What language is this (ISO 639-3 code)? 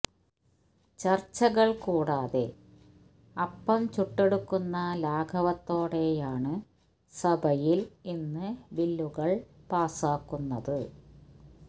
mal